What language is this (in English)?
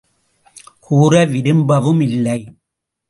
Tamil